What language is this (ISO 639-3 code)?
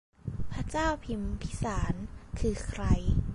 tha